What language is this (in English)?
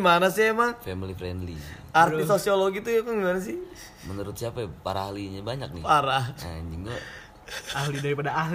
Indonesian